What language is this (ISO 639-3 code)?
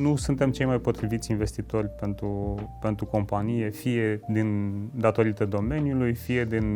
ron